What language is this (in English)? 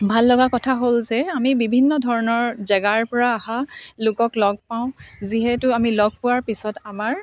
Assamese